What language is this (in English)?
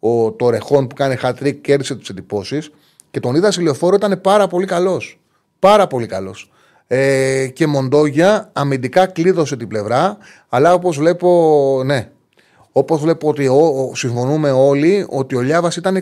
Greek